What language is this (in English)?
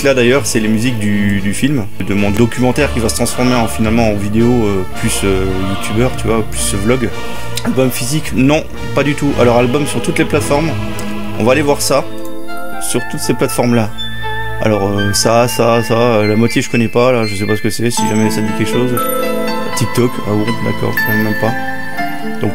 French